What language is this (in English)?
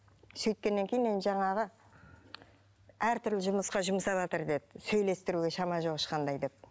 Kazakh